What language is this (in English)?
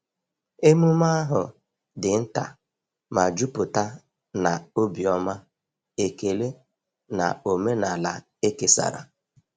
Igbo